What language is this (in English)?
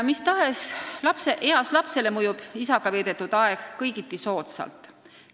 Estonian